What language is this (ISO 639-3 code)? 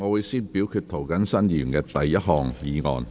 yue